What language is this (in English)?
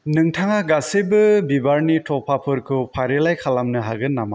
Bodo